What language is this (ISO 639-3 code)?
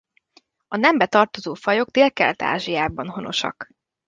hun